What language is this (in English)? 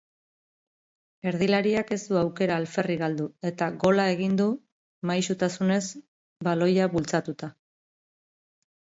Basque